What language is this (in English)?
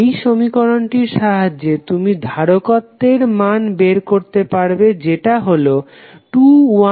Bangla